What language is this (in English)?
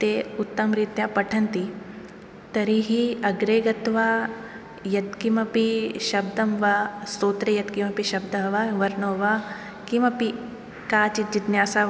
Sanskrit